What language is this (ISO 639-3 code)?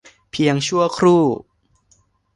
tha